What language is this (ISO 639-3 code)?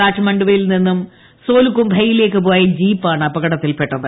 mal